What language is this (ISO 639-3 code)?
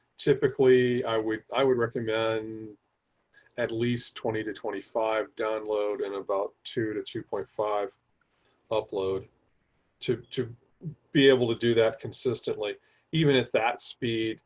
eng